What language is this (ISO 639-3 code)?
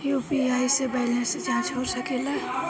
bho